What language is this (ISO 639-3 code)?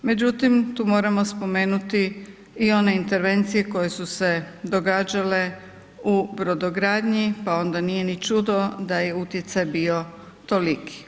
hrv